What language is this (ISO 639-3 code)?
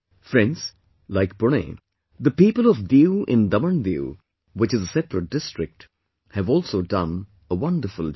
eng